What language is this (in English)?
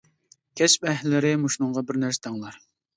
Uyghur